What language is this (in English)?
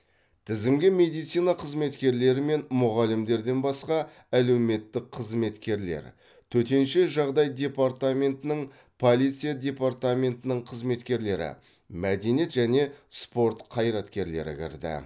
Kazakh